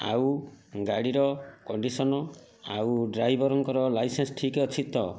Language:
Odia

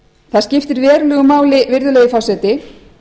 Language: Icelandic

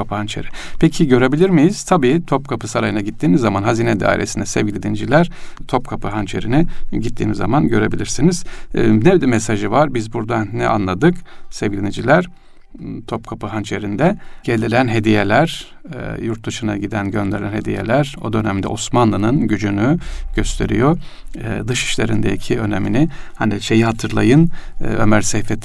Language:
Turkish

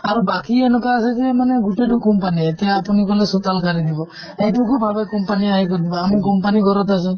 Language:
Assamese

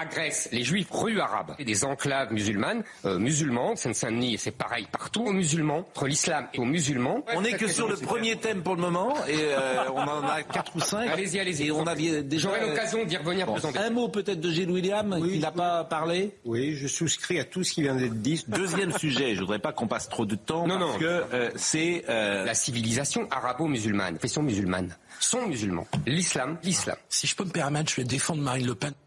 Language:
French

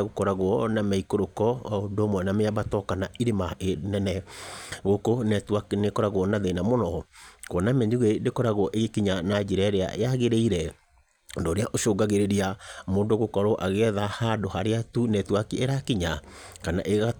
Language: Kikuyu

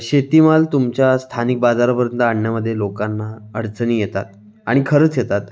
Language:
Marathi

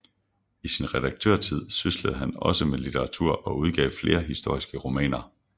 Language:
Danish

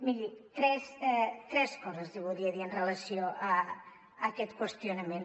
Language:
Catalan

